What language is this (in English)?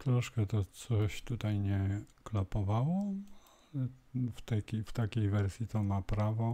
Polish